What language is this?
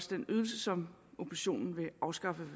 Danish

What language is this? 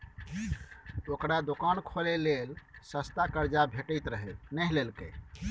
Maithili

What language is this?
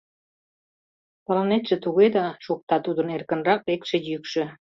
Mari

